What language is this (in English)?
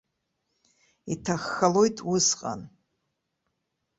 Abkhazian